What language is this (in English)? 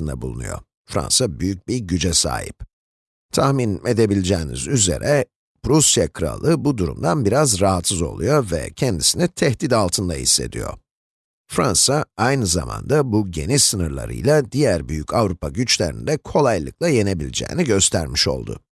Turkish